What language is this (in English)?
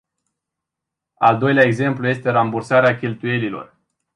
Romanian